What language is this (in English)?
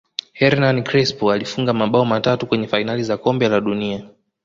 Swahili